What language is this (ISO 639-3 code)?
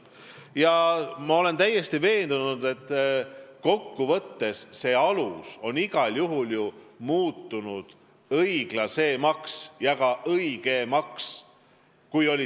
est